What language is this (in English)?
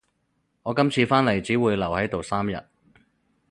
Cantonese